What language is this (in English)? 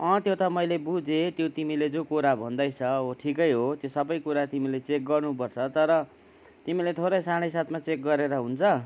Nepali